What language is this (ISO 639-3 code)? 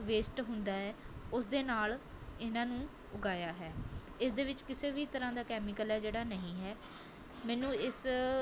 pan